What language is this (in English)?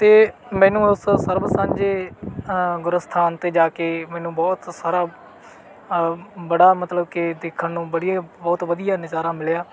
Punjabi